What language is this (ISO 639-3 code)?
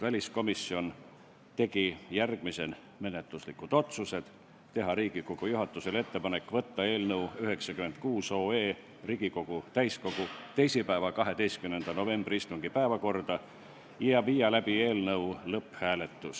est